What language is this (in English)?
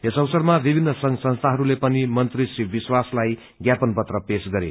Nepali